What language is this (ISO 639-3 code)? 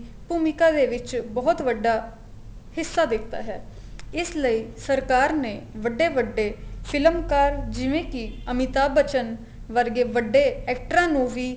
pan